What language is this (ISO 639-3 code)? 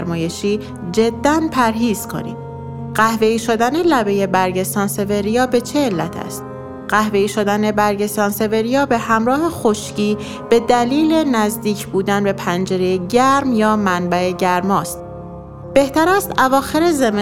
fas